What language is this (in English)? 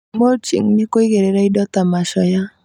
Kikuyu